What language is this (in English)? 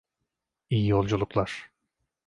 Turkish